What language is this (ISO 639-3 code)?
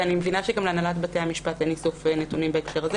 heb